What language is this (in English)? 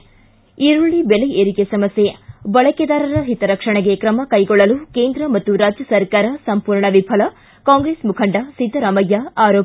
Kannada